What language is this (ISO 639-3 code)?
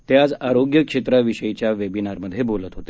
mar